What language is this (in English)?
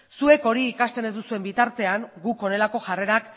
Basque